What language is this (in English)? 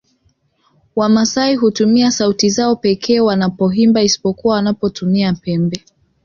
Swahili